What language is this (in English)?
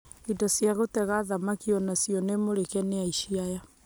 Kikuyu